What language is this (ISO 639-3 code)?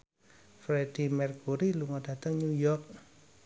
jav